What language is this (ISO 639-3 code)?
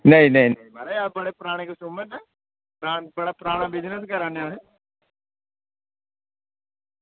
doi